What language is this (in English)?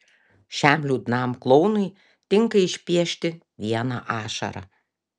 Lithuanian